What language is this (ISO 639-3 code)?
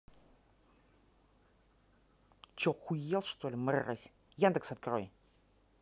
rus